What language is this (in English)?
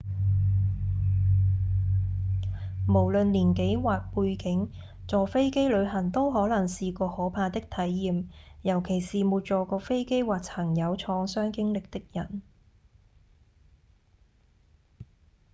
Cantonese